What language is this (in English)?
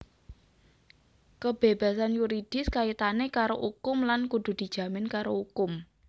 Javanese